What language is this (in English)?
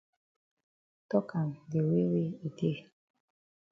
Cameroon Pidgin